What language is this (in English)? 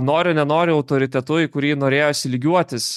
Lithuanian